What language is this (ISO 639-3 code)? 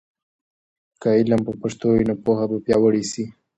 pus